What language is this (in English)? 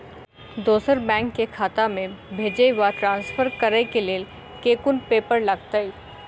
Maithili